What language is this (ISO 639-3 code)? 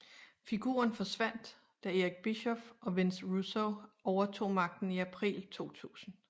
dan